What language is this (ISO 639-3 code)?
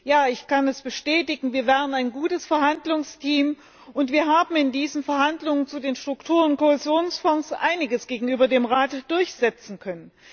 deu